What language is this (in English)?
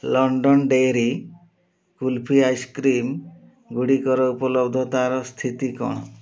Odia